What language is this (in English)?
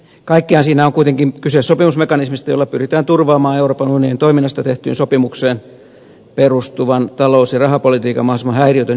Finnish